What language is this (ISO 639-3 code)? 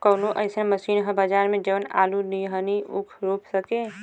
bho